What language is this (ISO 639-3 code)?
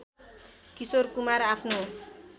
nep